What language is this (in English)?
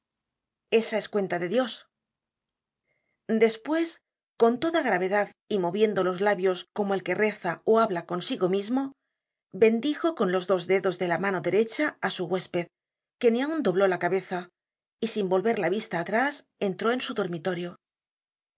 Spanish